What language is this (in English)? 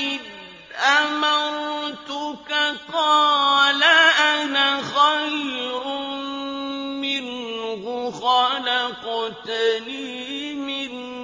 Arabic